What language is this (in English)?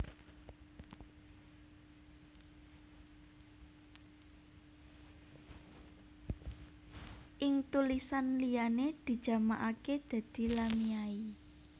Javanese